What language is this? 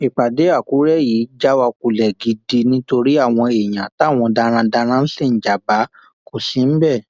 Yoruba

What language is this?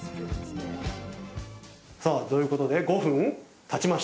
Japanese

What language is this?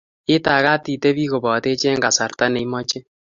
Kalenjin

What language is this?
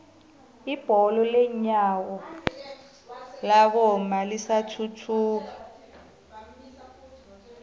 South Ndebele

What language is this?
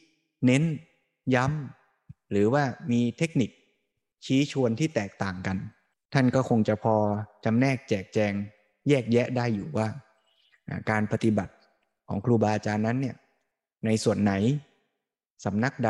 Thai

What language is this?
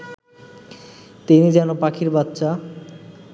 Bangla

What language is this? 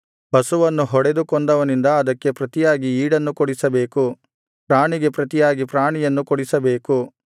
Kannada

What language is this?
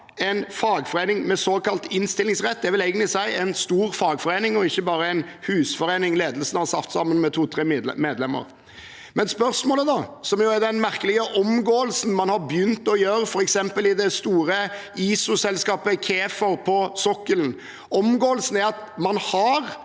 Norwegian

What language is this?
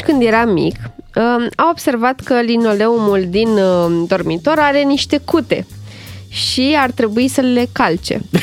Romanian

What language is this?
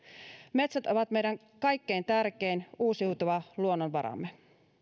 Finnish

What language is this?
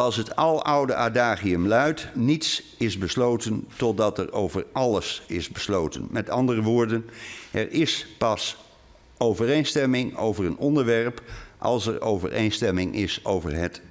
Dutch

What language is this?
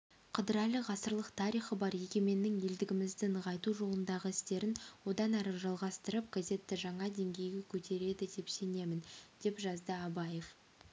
Kazakh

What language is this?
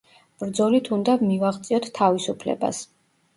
Georgian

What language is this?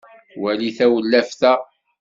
Kabyle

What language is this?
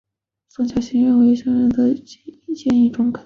Chinese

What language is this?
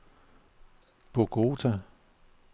Danish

